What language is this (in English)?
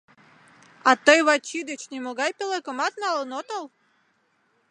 Mari